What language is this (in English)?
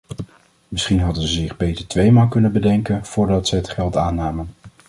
Dutch